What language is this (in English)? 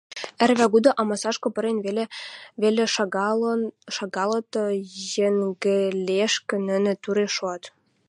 Western Mari